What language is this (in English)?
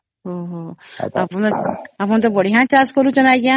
Odia